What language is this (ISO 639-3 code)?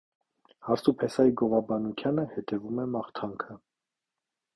hye